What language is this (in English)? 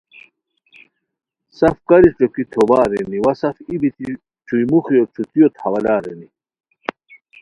Khowar